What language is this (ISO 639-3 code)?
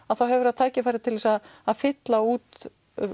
isl